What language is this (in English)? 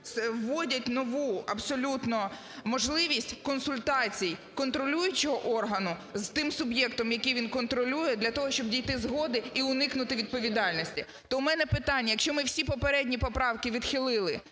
Ukrainian